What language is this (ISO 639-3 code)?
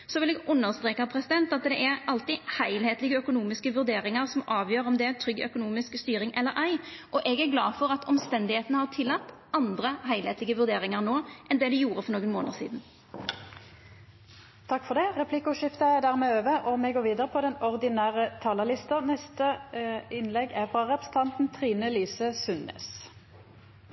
nor